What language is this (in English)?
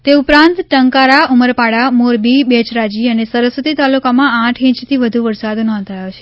Gujarati